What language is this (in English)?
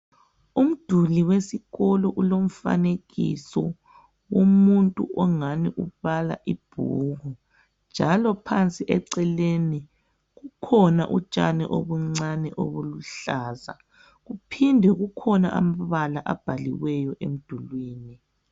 North Ndebele